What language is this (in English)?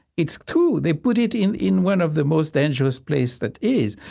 English